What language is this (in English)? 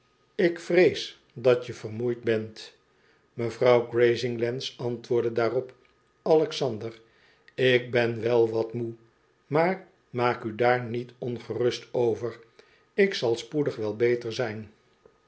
Dutch